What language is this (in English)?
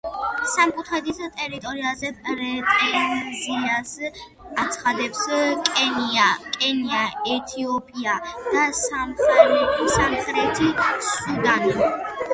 Georgian